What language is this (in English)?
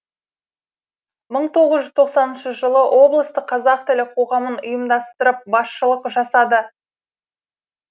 Kazakh